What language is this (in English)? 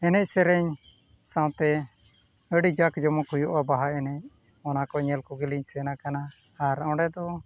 Santali